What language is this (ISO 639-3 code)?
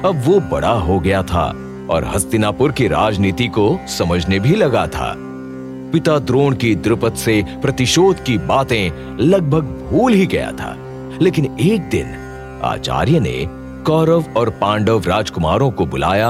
hin